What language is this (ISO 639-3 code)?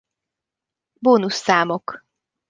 hun